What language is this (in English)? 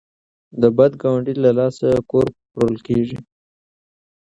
Pashto